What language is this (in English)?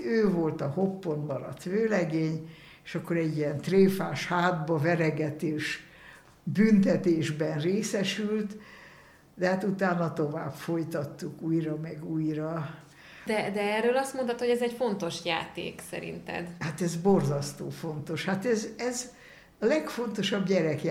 Hungarian